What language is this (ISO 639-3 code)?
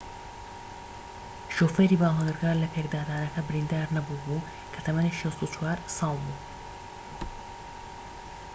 ckb